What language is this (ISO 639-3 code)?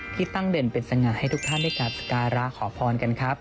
tha